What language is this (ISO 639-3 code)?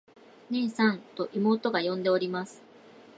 jpn